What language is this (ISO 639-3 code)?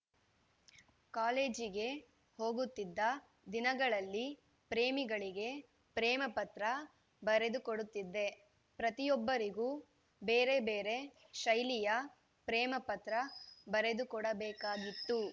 kan